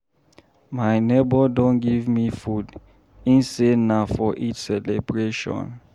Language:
Nigerian Pidgin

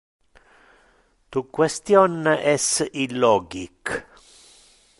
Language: Interlingua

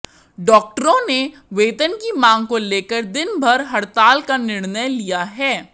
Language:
Hindi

